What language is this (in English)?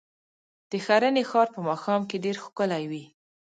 Pashto